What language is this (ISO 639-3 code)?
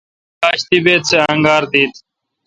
xka